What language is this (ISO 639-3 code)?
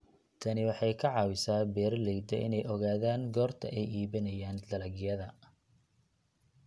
som